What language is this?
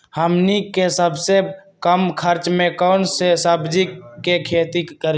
Magahi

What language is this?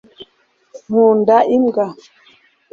Kinyarwanda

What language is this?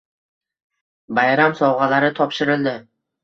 Uzbek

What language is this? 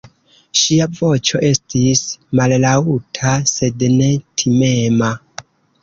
Esperanto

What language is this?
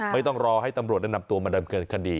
Thai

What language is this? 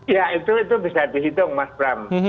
Indonesian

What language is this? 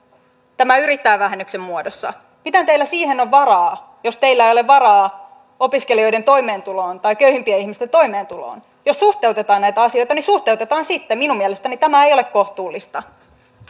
Finnish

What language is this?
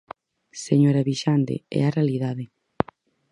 Galician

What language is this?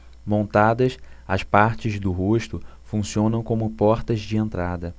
Portuguese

